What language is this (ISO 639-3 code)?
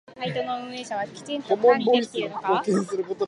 jpn